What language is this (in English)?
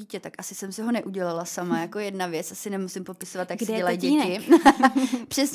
Czech